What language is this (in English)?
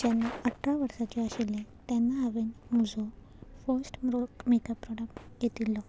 Konkani